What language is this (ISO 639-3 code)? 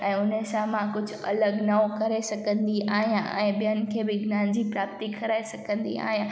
snd